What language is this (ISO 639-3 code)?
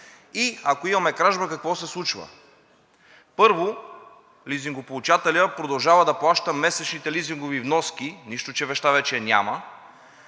bul